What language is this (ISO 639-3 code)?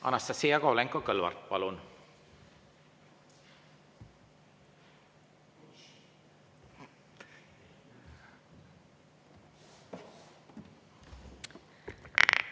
est